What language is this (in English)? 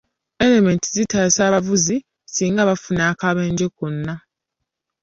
Ganda